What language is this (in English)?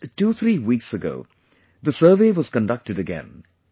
English